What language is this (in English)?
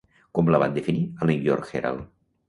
Catalan